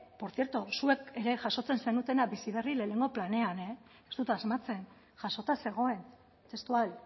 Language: Basque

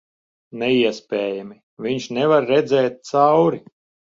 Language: Latvian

